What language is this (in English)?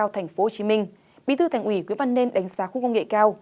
Vietnamese